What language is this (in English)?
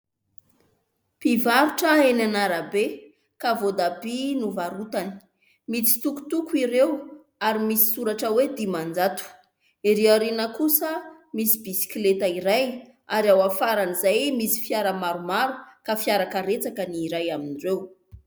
Malagasy